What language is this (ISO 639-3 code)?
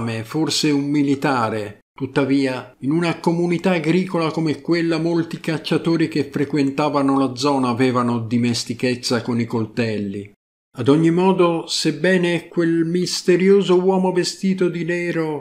ita